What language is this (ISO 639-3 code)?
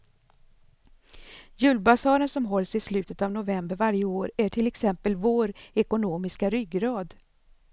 swe